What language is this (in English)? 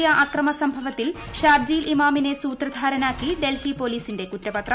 Malayalam